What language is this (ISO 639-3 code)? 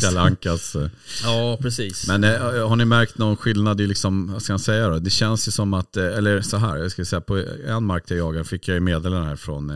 swe